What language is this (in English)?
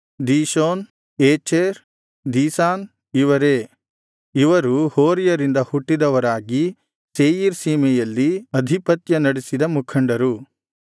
Kannada